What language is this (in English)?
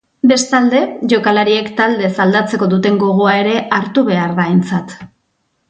Basque